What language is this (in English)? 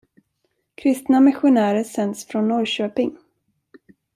Swedish